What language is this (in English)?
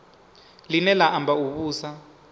Venda